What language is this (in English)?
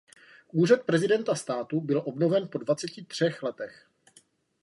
Czech